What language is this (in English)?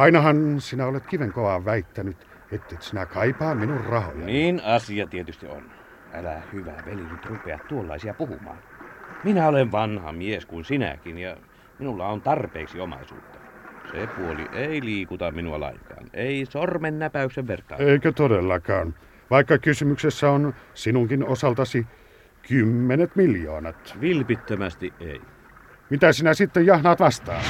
Finnish